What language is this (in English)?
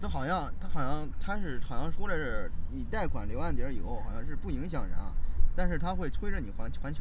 Chinese